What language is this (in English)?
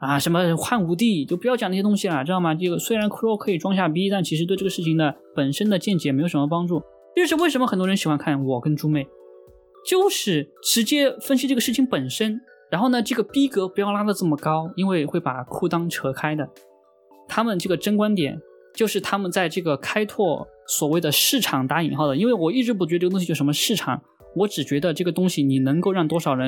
Chinese